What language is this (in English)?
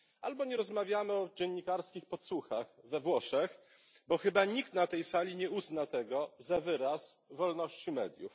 Polish